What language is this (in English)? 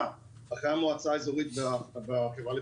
Hebrew